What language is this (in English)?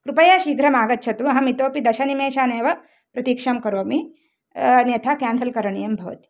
Sanskrit